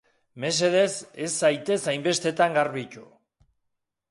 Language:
Basque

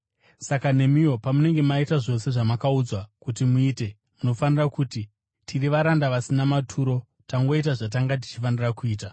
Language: Shona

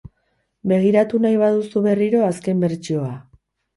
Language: Basque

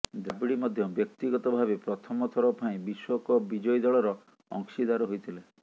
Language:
Odia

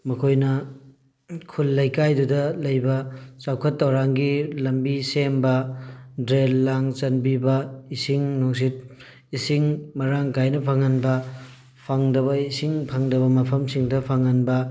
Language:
Manipuri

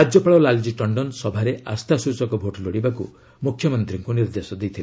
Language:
Odia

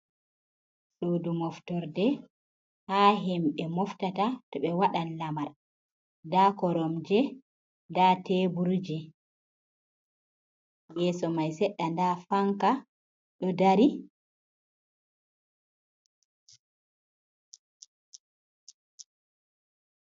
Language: Fula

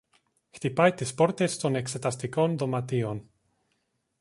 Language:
Greek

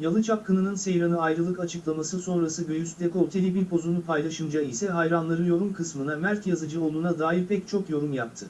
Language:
Turkish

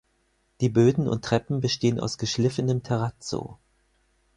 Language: German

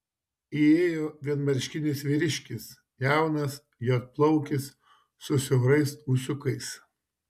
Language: Lithuanian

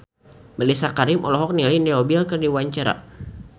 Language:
Sundanese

